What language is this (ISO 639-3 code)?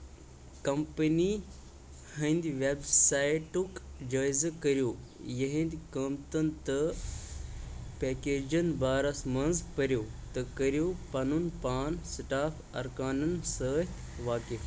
kas